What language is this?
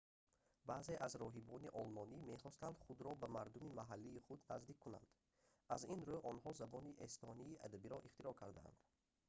Tajik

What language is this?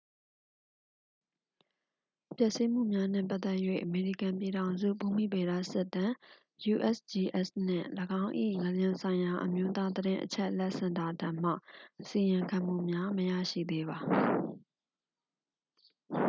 Burmese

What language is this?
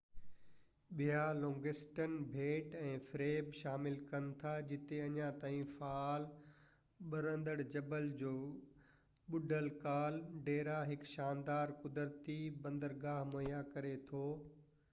Sindhi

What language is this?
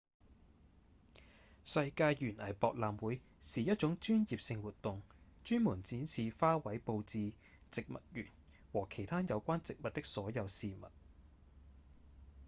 Cantonese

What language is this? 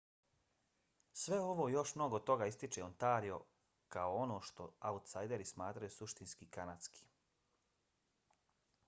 Bosnian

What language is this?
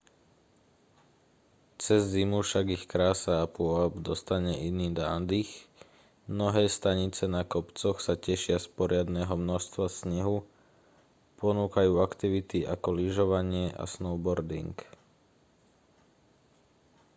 Slovak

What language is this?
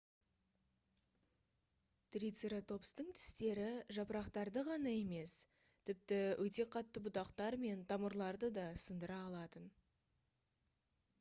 Kazakh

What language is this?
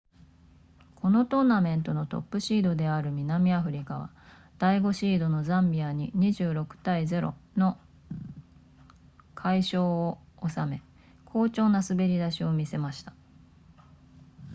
Japanese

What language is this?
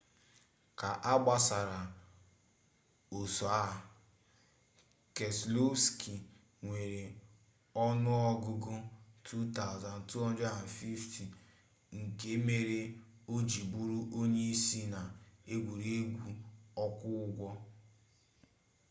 Igbo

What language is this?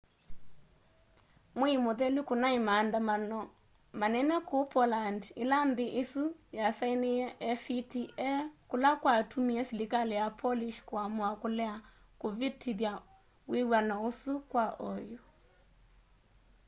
Kamba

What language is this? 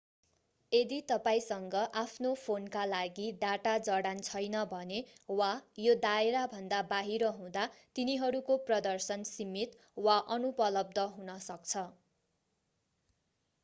Nepali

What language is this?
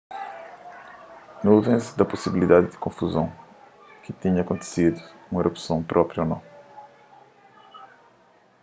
Kabuverdianu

